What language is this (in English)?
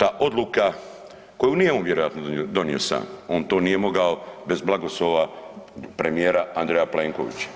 Croatian